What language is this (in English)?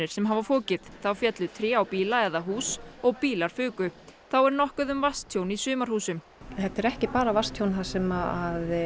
Icelandic